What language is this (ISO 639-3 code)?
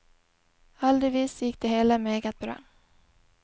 nor